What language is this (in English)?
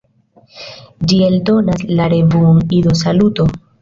Esperanto